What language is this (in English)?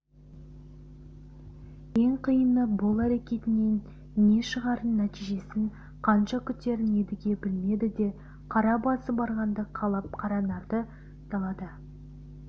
Kazakh